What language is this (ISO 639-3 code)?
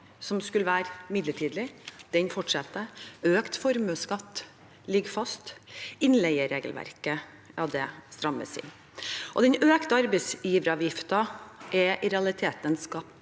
nor